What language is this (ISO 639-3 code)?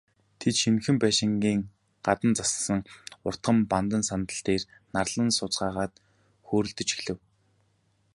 mon